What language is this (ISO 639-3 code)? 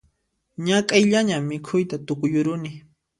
qxp